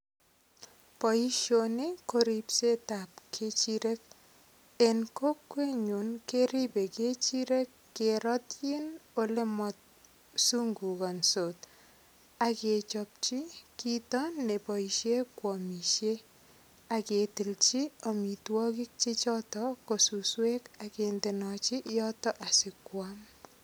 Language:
Kalenjin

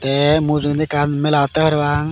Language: Chakma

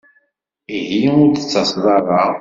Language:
Kabyle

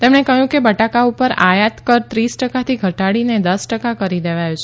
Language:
Gujarati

